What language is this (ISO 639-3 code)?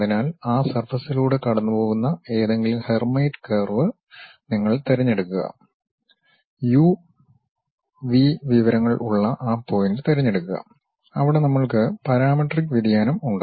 mal